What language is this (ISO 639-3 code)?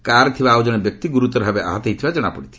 ori